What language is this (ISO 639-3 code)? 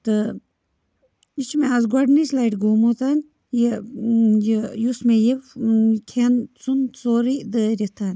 kas